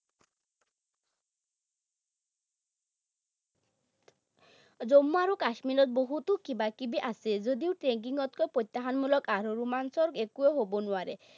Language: Assamese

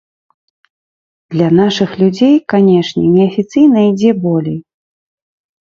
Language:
Belarusian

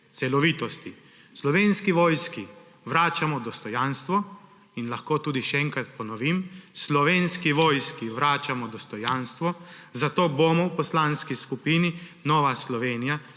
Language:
Slovenian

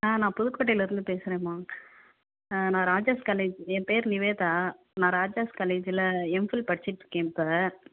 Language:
Tamil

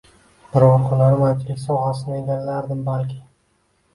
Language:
Uzbek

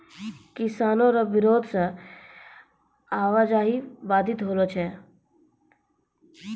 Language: Maithili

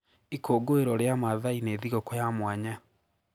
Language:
Kikuyu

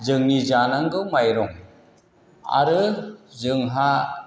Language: Bodo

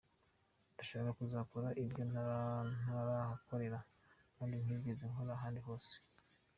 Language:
Kinyarwanda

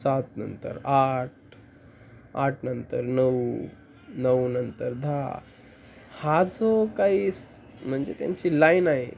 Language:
Marathi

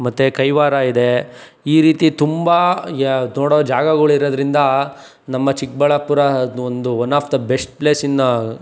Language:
Kannada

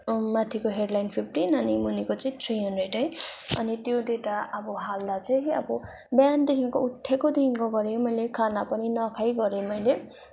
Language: Nepali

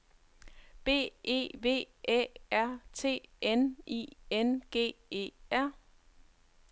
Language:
Danish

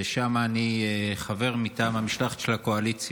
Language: Hebrew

